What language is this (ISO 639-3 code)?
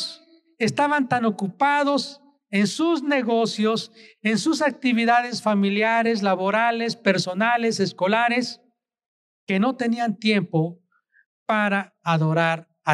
spa